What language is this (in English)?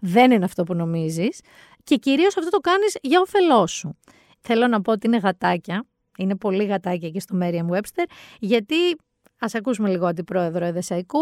Greek